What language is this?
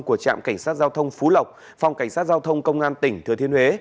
Vietnamese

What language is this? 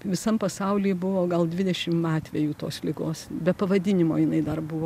Lithuanian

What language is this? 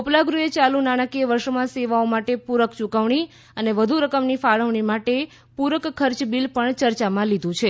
Gujarati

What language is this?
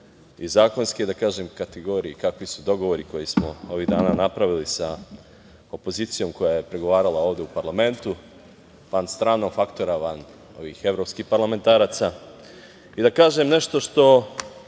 Serbian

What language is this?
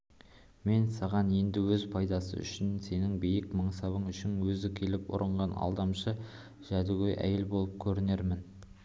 Kazakh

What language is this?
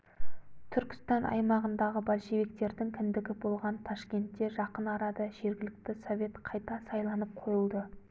Kazakh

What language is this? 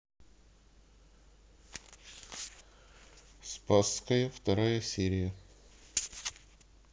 Russian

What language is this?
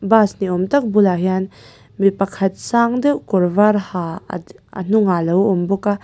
Mizo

